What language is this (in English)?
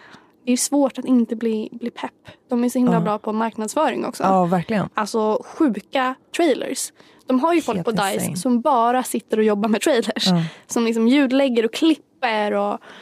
Swedish